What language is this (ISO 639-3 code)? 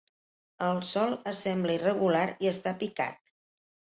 cat